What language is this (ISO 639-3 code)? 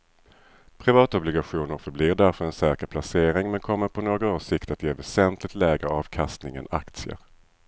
swe